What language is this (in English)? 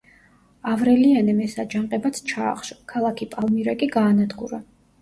Georgian